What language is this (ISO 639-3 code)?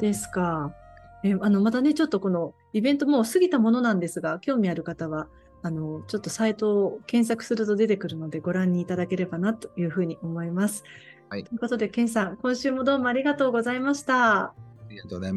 jpn